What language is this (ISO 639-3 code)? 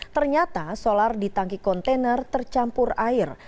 ind